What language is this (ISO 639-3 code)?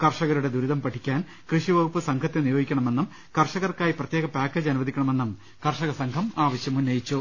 mal